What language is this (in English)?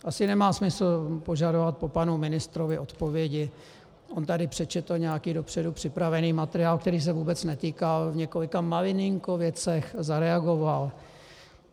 Czech